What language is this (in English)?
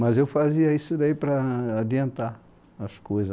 Portuguese